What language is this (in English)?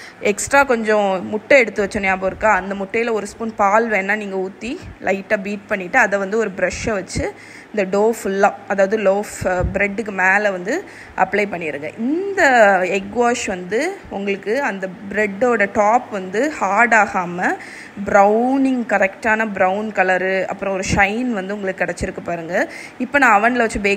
Tamil